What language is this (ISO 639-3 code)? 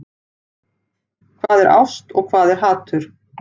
isl